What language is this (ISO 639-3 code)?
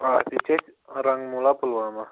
kas